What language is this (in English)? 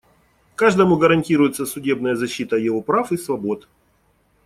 Russian